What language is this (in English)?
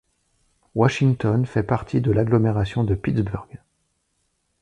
French